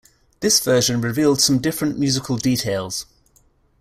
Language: English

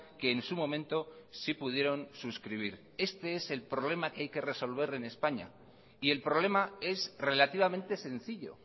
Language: Spanish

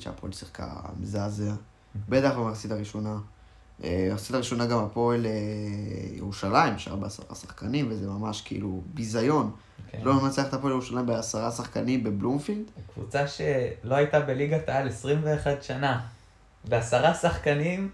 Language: Hebrew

